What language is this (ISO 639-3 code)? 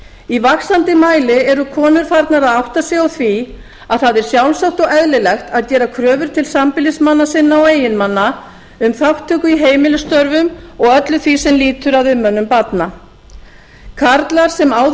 isl